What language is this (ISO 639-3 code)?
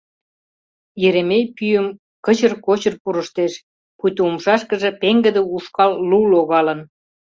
chm